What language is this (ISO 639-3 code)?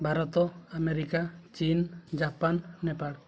ori